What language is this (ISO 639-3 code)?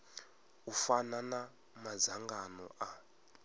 ven